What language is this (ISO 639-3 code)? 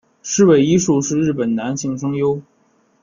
zho